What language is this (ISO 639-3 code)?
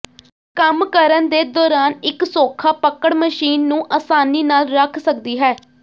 pan